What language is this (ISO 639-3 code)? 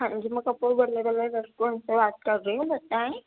urd